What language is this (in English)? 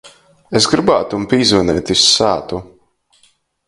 Latgalian